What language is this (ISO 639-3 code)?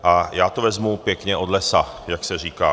ces